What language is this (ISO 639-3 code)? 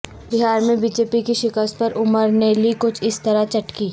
urd